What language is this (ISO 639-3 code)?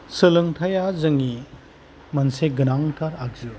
brx